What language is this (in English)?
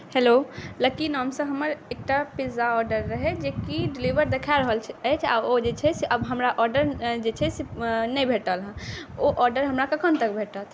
Maithili